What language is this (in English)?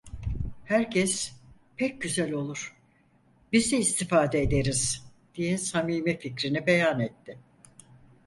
Turkish